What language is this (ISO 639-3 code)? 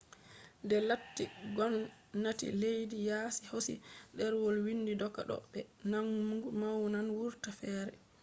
ful